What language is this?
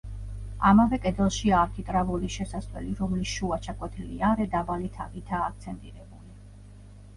Georgian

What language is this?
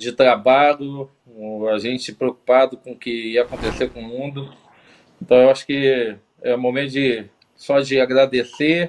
Portuguese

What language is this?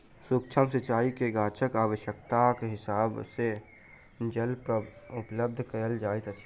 Maithili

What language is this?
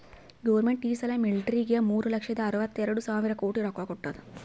Kannada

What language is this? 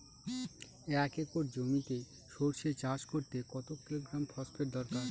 Bangla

